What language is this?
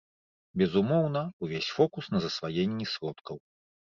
Belarusian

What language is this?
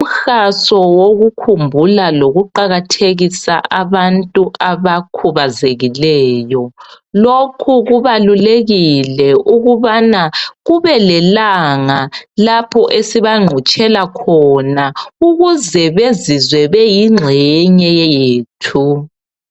North Ndebele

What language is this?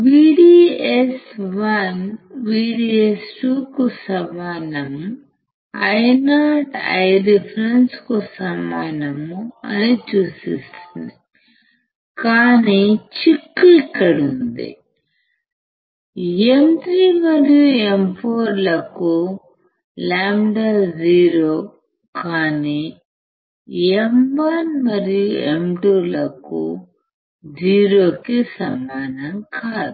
Telugu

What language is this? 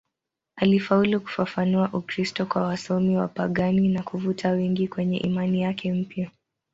Swahili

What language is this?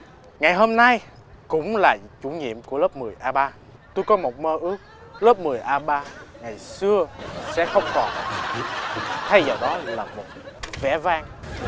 Vietnamese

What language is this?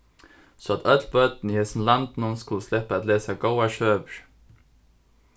Faroese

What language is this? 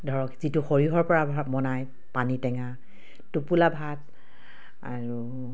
Assamese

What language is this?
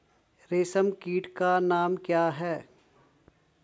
Hindi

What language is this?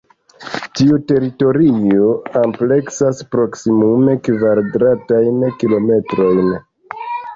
Esperanto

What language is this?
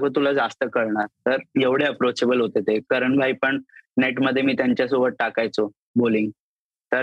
Marathi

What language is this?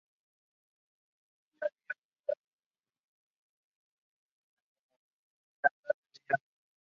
Spanish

